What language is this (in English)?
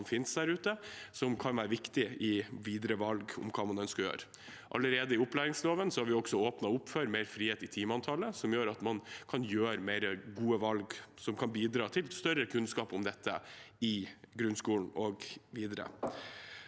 Norwegian